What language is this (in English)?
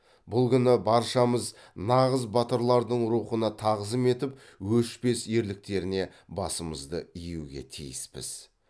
Kazakh